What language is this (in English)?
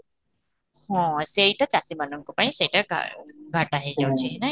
Odia